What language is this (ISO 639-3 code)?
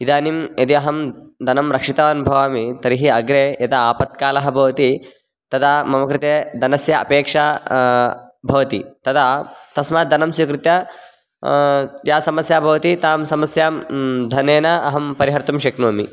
san